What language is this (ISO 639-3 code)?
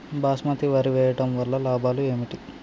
tel